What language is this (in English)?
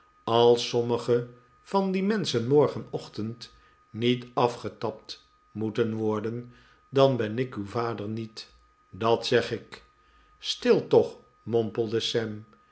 Dutch